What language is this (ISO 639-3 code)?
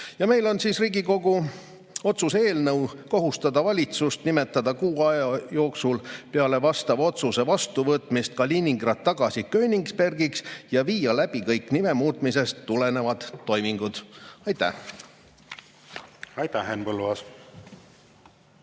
est